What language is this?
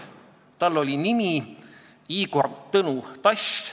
Estonian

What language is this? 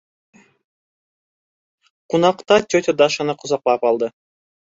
Bashkir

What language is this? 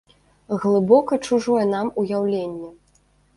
Belarusian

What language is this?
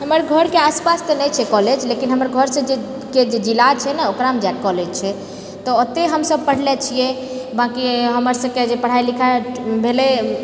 Maithili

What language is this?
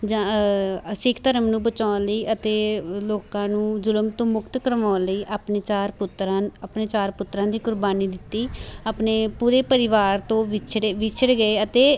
Punjabi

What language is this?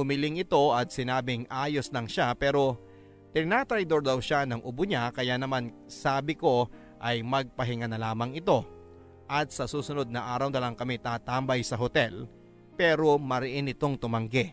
Filipino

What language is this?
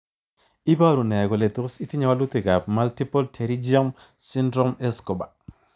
Kalenjin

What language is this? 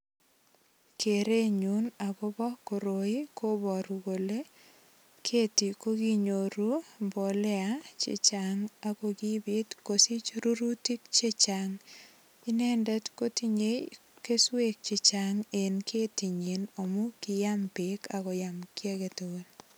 Kalenjin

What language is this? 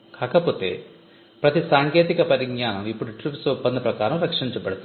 Telugu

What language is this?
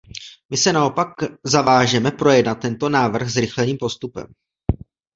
Czech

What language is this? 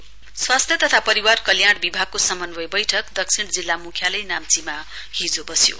Nepali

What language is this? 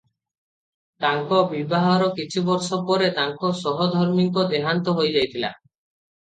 Odia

